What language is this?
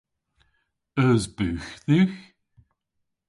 Cornish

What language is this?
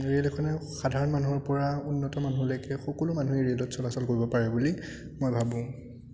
Assamese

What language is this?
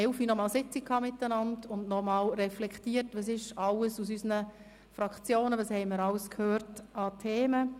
Swiss German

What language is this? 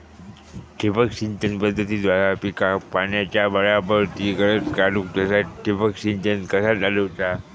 Marathi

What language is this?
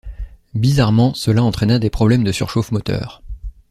French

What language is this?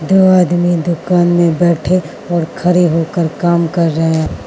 Hindi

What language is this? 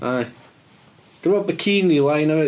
Welsh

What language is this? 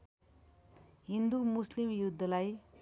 Nepali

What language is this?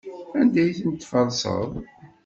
Kabyle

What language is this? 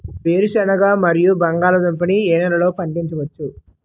Telugu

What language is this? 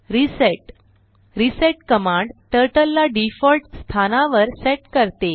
Marathi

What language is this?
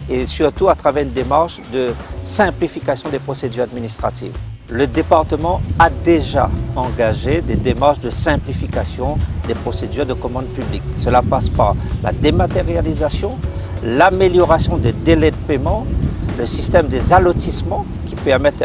French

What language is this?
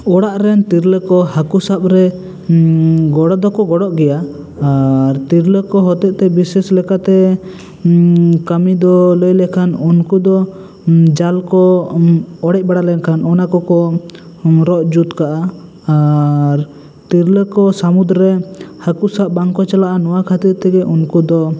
Santali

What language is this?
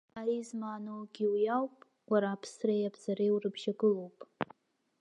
Abkhazian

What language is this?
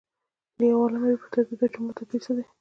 Pashto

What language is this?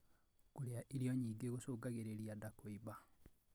Kikuyu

